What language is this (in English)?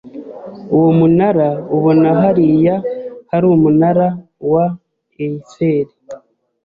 Kinyarwanda